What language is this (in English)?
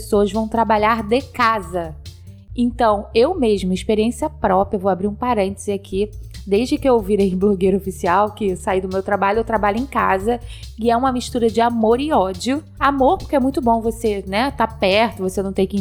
Portuguese